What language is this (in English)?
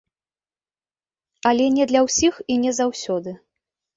Belarusian